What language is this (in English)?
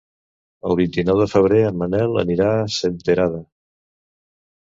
Catalan